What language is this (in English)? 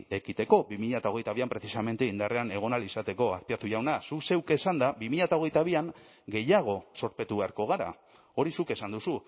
Basque